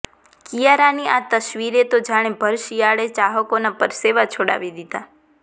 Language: Gujarati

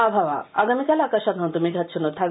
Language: Bangla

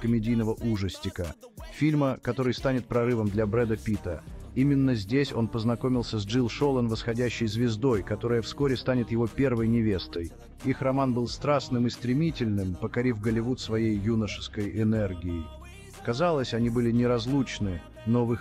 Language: Russian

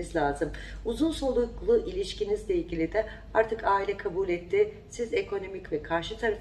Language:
Turkish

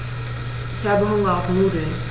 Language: German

